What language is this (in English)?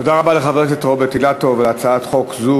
Hebrew